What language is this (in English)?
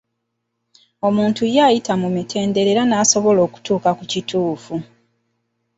Ganda